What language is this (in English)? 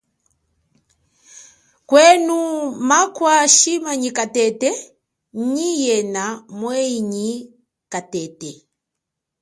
Chokwe